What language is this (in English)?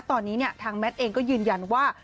Thai